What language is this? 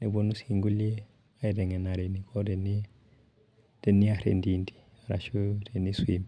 Masai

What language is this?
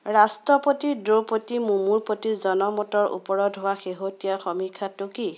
Assamese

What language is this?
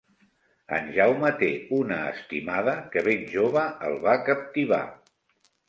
Catalan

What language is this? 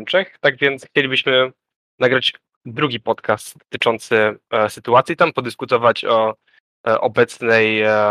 Polish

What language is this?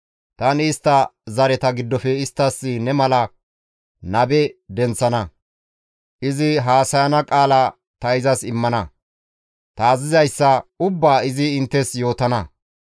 Gamo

